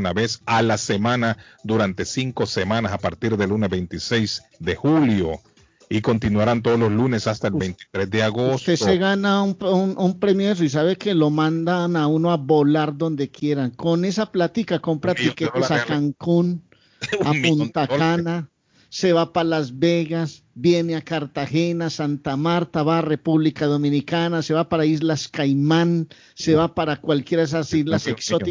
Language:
Spanish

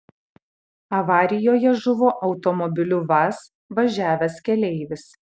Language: Lithuanian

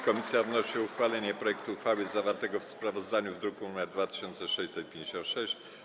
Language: Polish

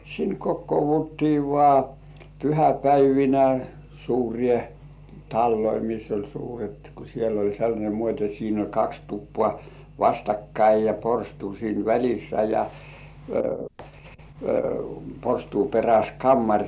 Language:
Finnish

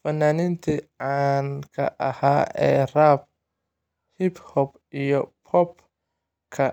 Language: Somali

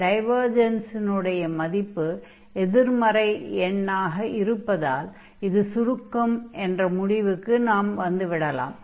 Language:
Tamil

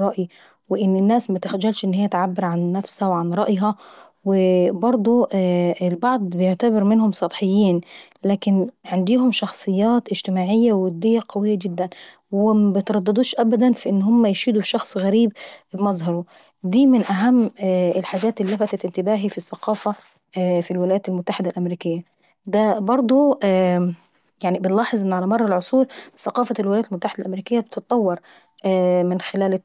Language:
Saidi Arabic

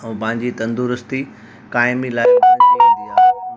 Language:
Sindhi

